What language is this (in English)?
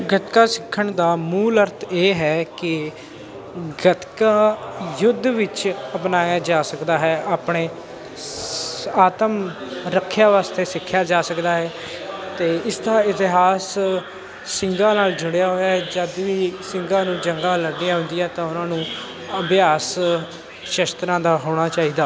Punjabi